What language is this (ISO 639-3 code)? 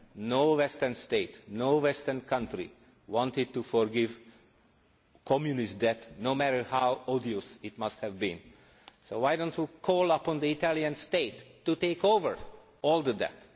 eng